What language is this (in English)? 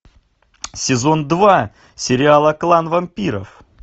Russian